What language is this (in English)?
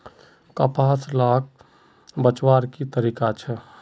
Magahi